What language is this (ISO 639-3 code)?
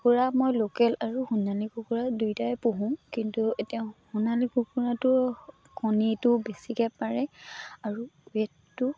asm